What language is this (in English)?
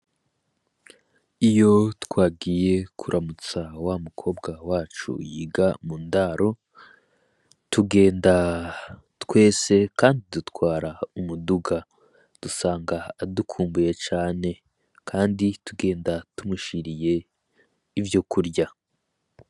Rundi